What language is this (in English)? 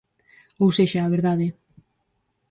Galician